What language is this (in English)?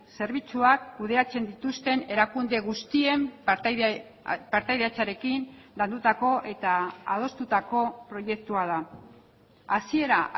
Basque